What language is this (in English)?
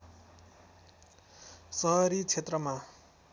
Nepali